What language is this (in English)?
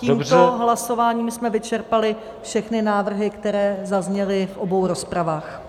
Czech